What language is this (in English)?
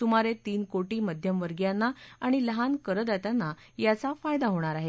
Marathi